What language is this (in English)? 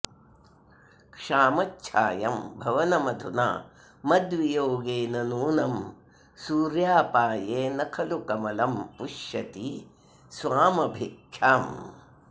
Sanskrit